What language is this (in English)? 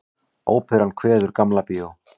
Icelandic